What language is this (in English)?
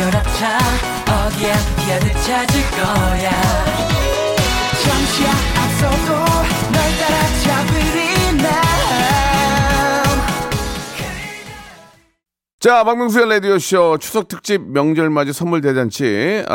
Korean